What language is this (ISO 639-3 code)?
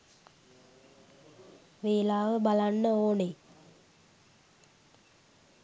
sin